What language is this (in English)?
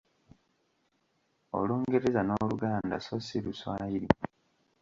Ganda